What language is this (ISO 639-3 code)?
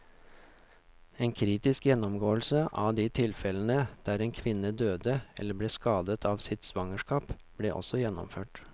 nor